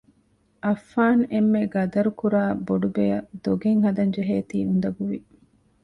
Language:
Divehi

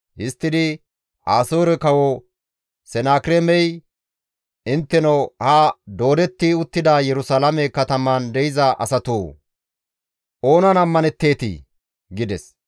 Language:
Gamo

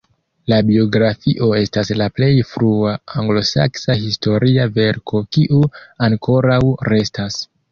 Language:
Esperanto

